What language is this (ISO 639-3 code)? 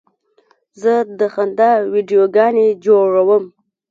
pus